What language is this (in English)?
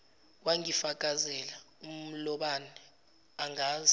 Zulu